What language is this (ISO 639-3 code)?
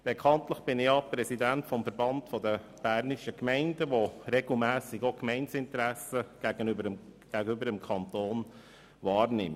gsw